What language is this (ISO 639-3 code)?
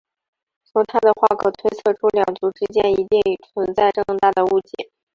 zho